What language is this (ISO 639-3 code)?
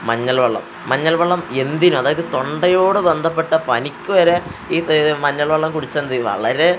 mal